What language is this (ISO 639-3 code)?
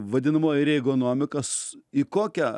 lit